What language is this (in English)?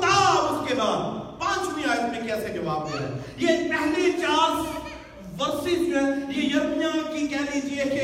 Urdu